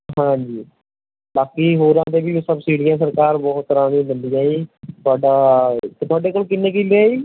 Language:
Punjabi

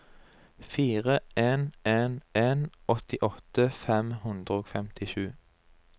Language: Norwegian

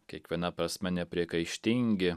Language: Lithuanian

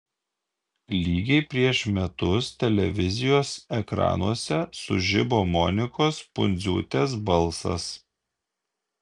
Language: Lithuanian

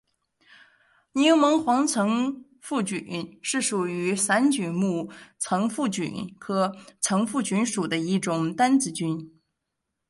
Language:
Chinese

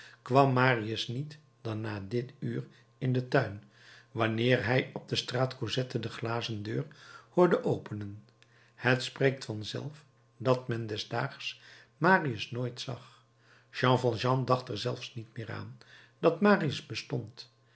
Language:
Dutch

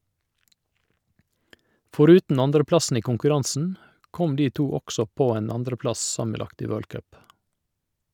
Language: Norwegian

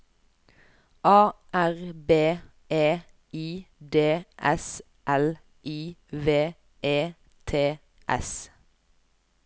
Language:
Norwegian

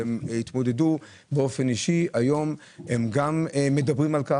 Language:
Hebrew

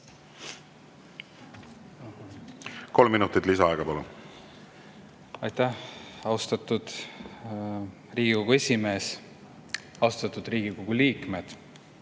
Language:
Estonian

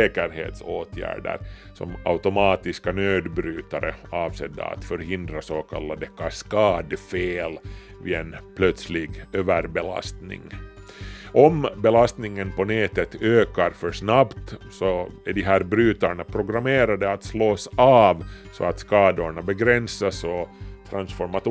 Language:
Swedish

